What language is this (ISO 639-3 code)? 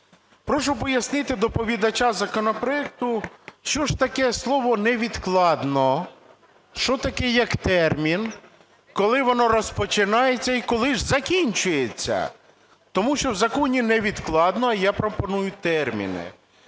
ukr